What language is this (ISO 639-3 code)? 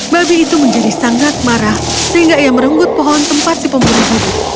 ind